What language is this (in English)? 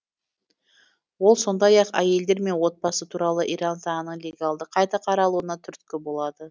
Kazakh